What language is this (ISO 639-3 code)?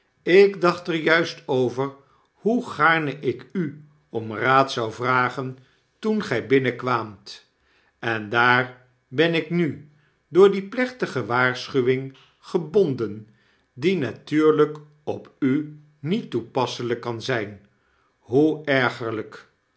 nld